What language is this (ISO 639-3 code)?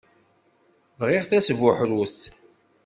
kab